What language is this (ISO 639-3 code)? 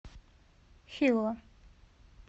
rus